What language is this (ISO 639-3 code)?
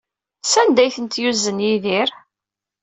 kab